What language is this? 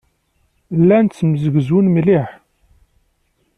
Kabyle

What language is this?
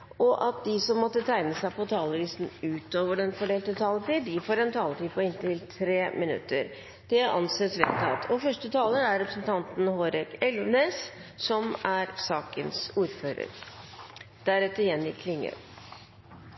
Norwegian Bokmål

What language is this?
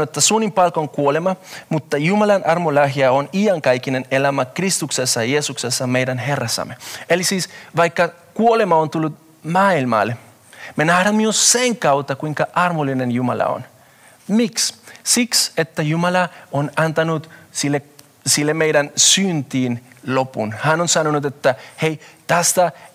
Finnish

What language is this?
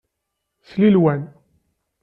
Kabyle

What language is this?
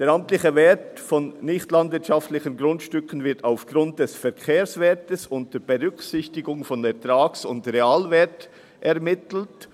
Swiss German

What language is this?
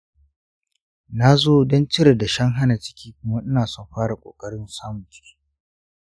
Hausa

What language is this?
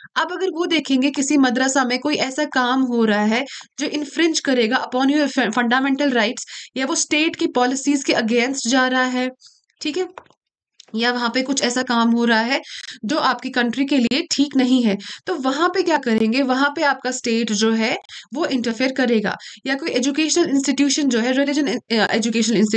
Hindi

